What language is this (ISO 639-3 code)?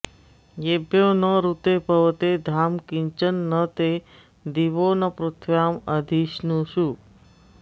san